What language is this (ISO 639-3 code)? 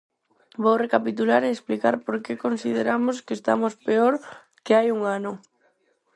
glg